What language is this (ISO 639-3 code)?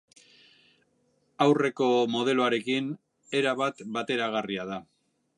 eus